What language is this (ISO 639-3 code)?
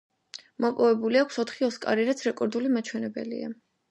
kat